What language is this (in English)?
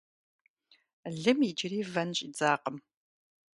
Kabardian